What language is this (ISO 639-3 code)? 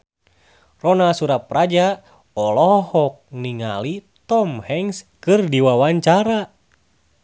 sun